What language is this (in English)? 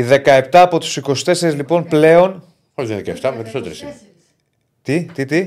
Greek